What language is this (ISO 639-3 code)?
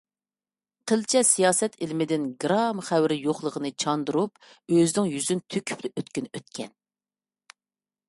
uig